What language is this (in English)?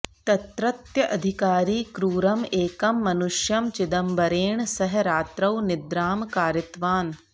Sanskrit